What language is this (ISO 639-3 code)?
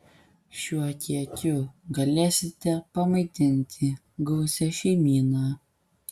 lit